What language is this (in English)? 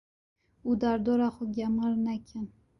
Kurdish